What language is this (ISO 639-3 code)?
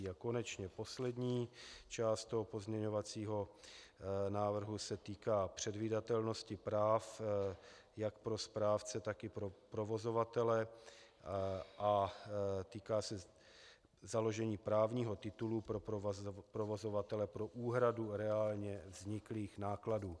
ces